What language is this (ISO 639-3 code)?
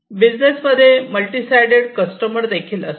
mar